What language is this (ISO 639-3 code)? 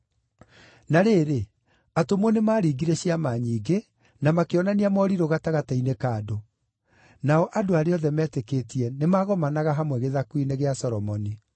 kik